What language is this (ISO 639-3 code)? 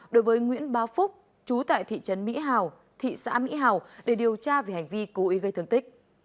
vie